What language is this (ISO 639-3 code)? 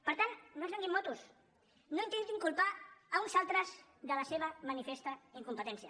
cat